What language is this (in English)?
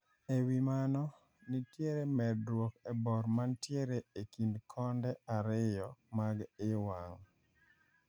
Luo (Kenya and Tanzania)